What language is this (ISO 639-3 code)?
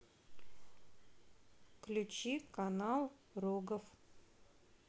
rus